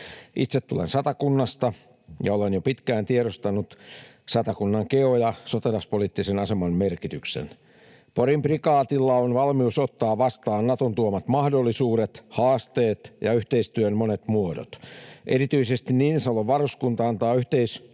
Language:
Finnish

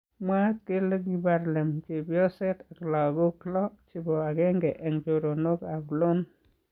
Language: Kalenjin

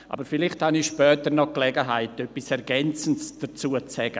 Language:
Swiss German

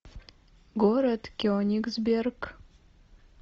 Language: Russian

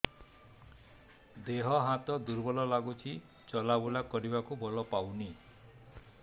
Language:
Odia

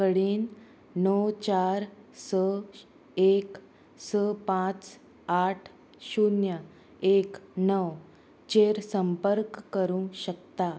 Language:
Konkani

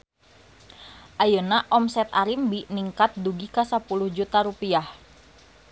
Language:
Sundanese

